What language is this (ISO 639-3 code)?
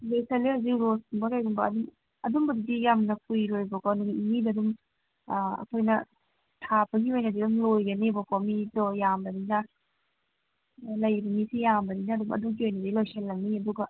mni